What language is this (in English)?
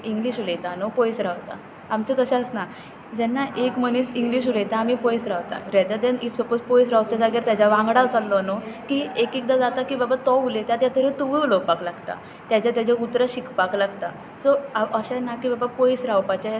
Konkani